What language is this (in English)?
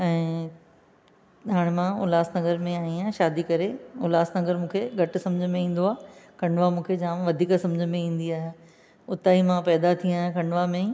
Sindhi